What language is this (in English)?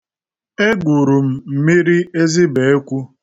Igbo